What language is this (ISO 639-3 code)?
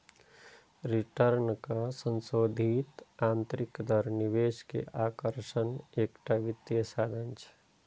mai